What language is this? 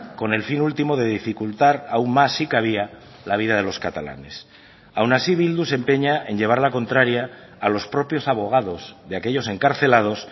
Spanish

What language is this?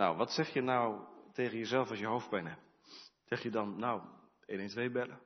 Dutch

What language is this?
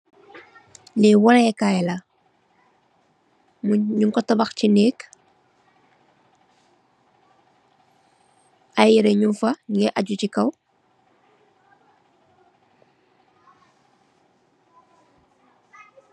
Wolof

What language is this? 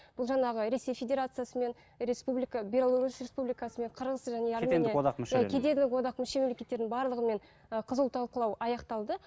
Kazakh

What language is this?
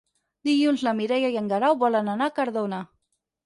Catalan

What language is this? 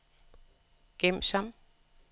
Danish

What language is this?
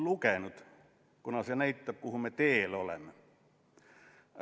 Estonian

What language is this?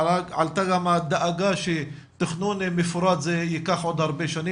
Hebrew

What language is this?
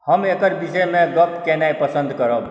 Maithili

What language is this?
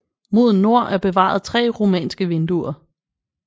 Danish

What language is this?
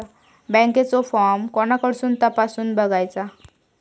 Marathi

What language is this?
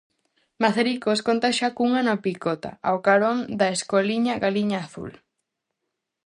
Galician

